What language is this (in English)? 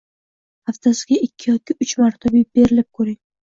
Uzbek